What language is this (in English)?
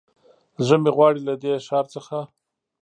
Pashto